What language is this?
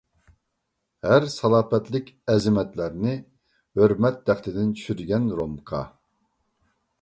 Uyghur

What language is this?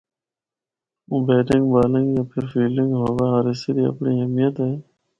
Northern Hindko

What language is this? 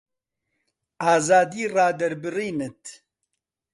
Central Kurdish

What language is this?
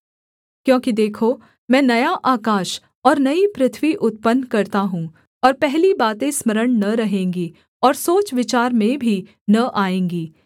Hindi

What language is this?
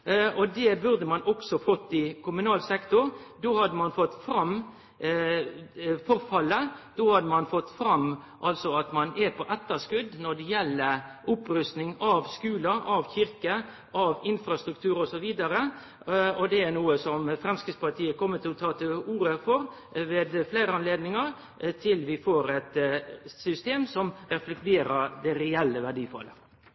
Norwegian Nynorsk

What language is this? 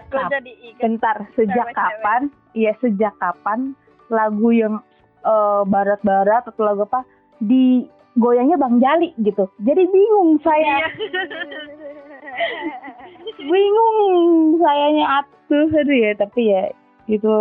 Indonesian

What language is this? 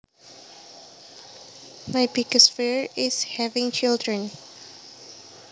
Javanese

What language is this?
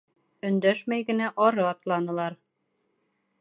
Bashkir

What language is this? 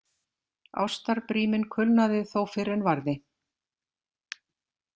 Icelandic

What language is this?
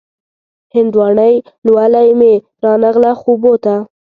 Pashto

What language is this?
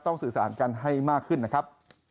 Thai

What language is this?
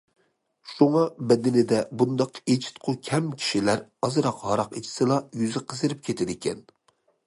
Uyghur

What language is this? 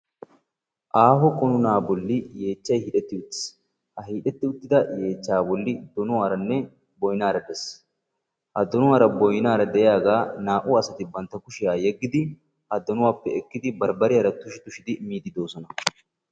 Wolaytta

